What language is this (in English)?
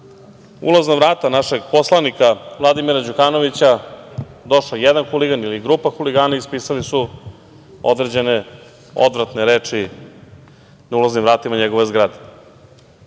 Serbian